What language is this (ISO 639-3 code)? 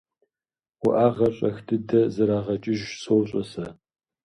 kbd